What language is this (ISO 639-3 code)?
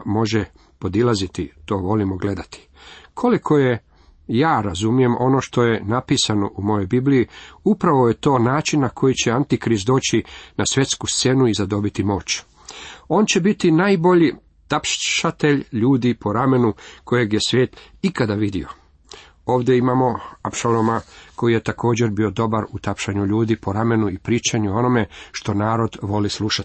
hrv